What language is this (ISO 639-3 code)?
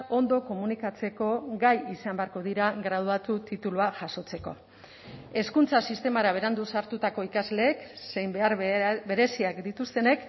eus